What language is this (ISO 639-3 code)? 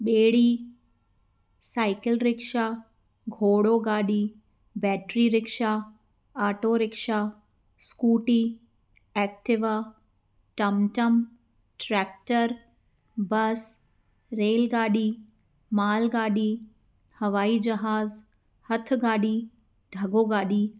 snd